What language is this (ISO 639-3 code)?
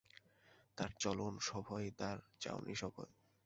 ben